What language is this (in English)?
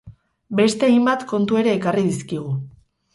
Basque